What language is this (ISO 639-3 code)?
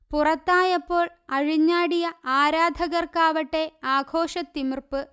mal